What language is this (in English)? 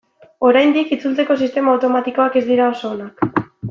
Basque